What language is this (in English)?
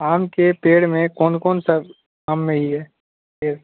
Urdu